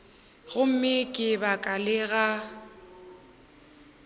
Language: Northern Sotho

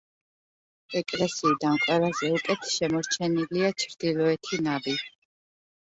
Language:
Georgian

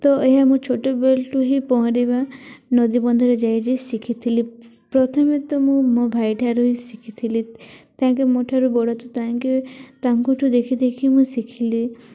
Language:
Odia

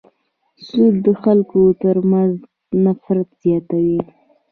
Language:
Pashto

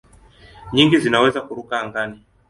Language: Swahili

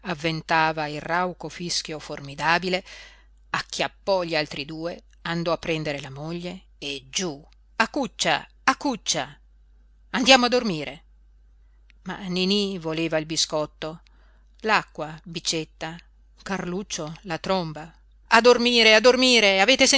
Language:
Italian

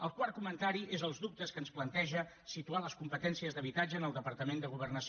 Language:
Catalan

